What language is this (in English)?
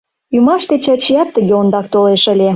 Mari